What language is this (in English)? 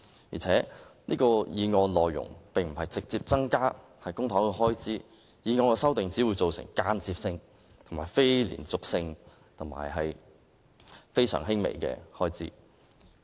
Cantonese